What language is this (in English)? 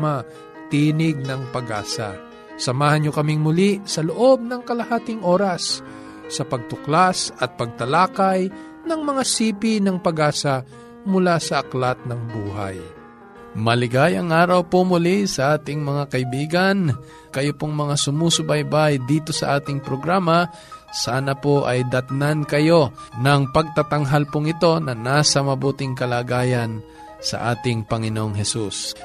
Filipino